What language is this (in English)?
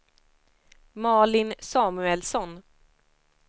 Swedish